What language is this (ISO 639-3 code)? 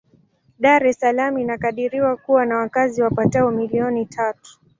swa